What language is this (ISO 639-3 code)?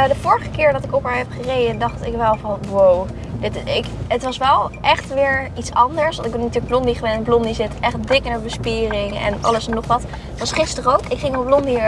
nld